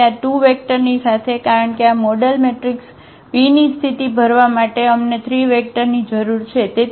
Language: Gujarati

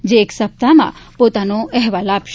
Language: Gujarati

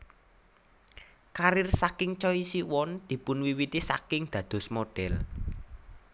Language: Javanese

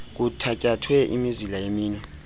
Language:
Xhosa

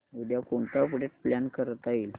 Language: Marathi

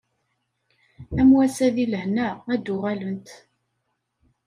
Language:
Kabyle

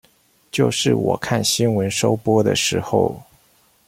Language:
Chinese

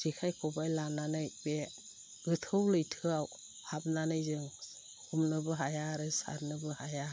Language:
Bodo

